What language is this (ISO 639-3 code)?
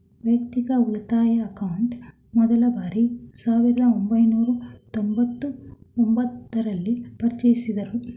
kan